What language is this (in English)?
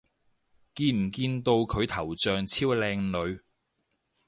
Cantonese